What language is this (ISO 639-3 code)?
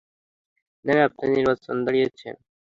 ben